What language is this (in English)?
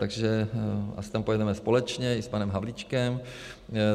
Czech